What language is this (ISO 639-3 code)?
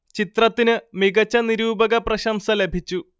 mal